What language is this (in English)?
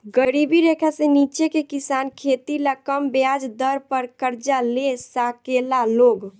Bhojpuri